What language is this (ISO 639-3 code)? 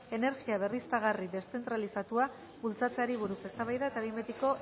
eus